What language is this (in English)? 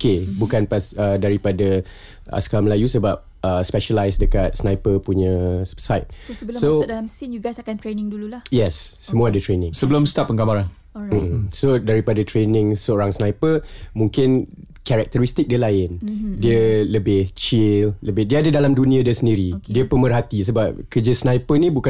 Malay